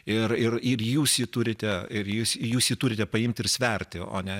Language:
Lithuanian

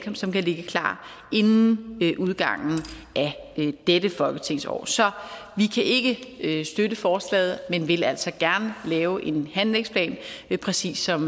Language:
Danish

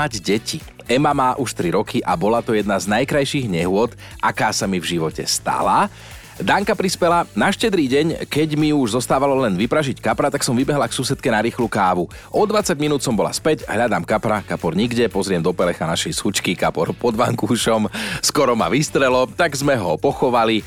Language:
Slovak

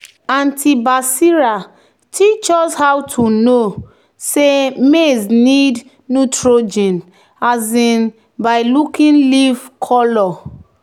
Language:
Nigerian Pidgin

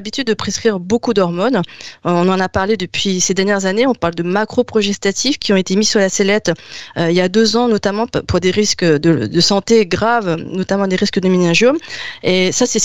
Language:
French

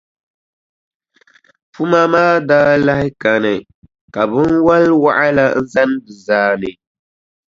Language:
Dagbani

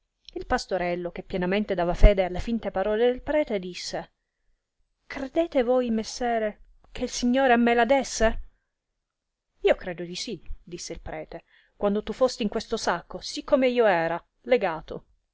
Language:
Italian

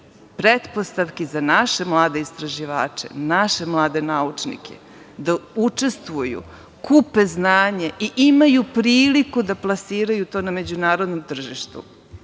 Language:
Serbian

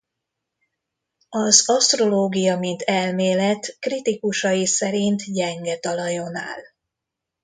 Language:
Hungarian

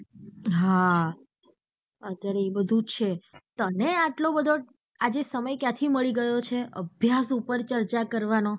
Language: Gujarati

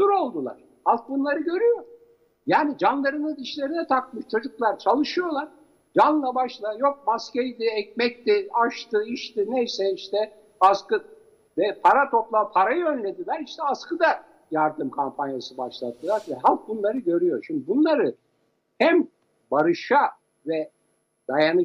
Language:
Turkish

